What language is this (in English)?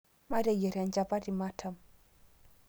Masai